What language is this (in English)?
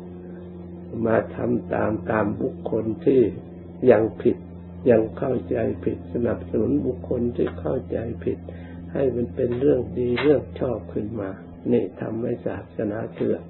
Thai